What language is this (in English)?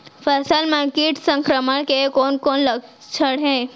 Chhattisgarhi